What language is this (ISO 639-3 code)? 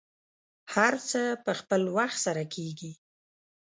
pus